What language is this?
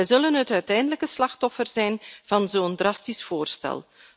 Dutch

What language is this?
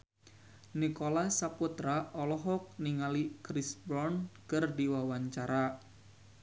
Sundanese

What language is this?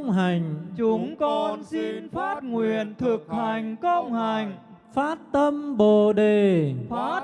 Vietnamese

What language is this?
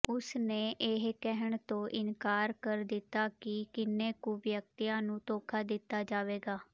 Punjabi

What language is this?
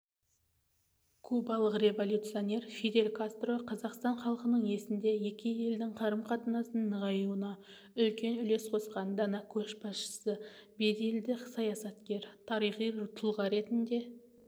Kazakh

